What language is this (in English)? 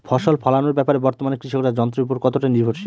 Bangla